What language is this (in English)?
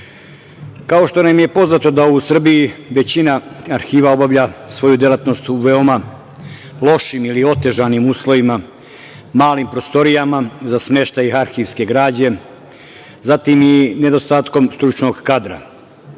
Serbian